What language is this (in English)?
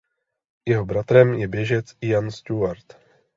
Czech